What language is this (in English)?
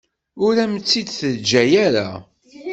Kabyle